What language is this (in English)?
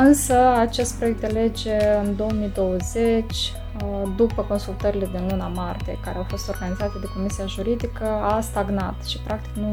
Romanian